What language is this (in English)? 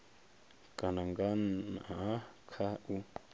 Venda